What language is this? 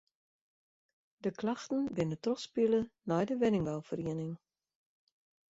Western Frisian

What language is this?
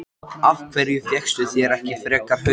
Icelandic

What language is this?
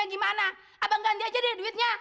Indonesian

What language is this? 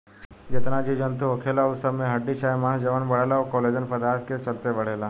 Bhojpuri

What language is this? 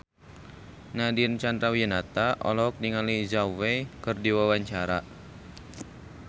Sundanese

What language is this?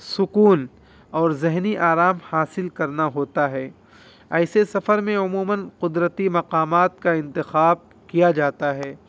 Urdu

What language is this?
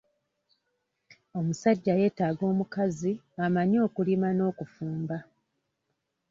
Ganda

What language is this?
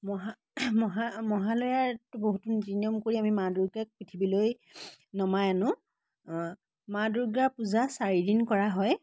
Assamese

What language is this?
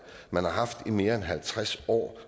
Danish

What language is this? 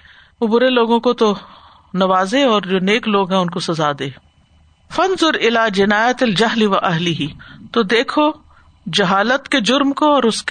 Urdu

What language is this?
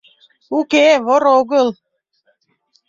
Mari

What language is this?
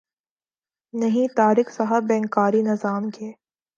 Urdu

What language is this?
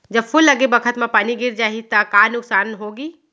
Chhattisgarhi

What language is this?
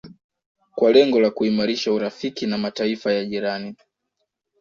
Swahili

